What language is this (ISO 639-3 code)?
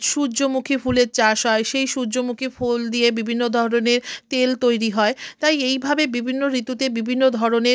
ben